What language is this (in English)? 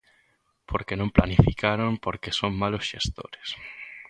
Galician